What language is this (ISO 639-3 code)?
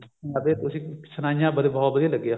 pan